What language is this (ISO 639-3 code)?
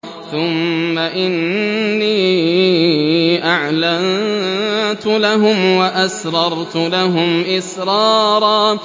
ara